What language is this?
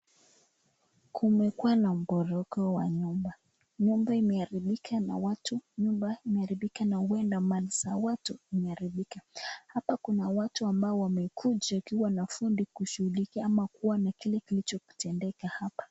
Swahili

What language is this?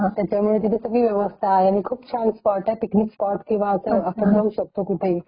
Marathi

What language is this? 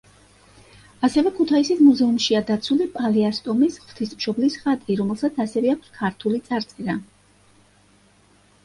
Georgian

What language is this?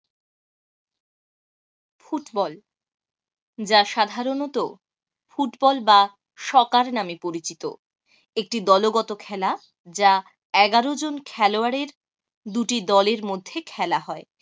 Bangla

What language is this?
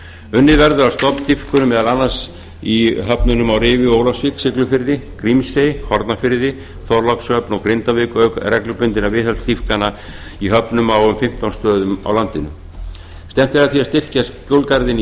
Icelandic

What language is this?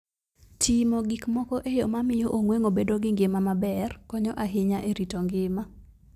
Luo (Kenya and Tanzania)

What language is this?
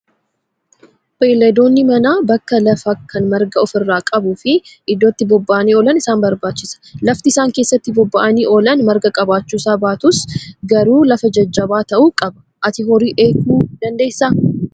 Oromo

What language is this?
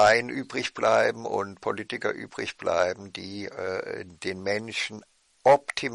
German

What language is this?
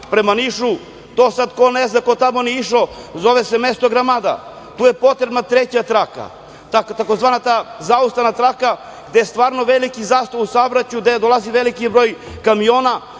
Serbian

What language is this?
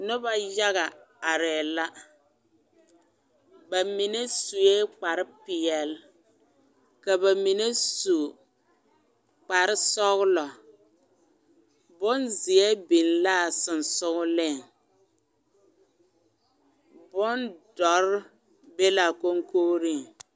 Southern Dagaare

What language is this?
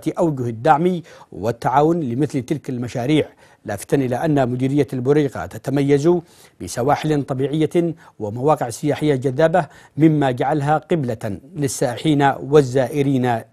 Arabic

